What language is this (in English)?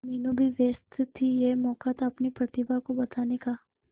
Hindi